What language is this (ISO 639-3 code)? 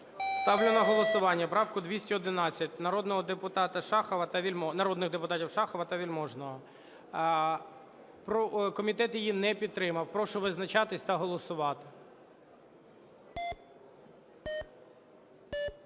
ukr